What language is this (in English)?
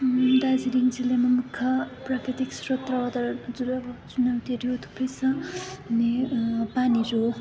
Nepali